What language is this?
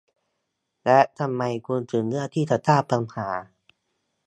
Thai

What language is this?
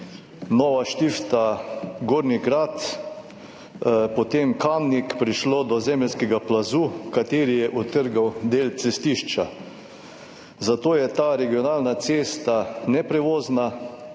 Slovenian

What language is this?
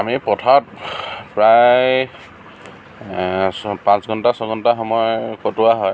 Assamese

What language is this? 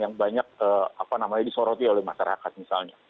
Indonesian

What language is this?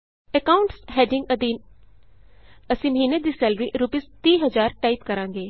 Punjabi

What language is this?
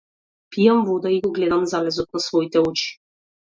Macedonian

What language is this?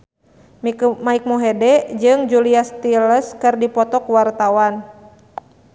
Sundanese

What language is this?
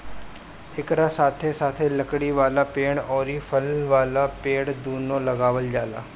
Bhojpuri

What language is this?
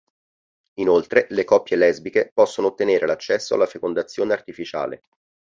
Italian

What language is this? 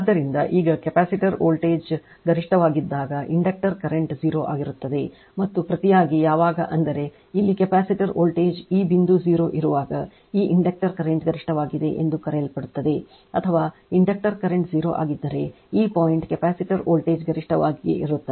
Kannada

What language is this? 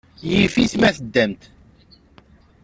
Kabyle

